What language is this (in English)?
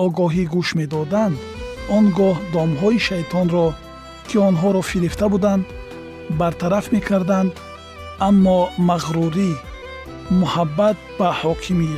Persian